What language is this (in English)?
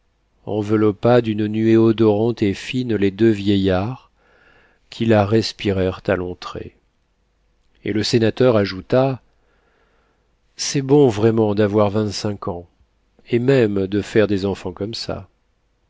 French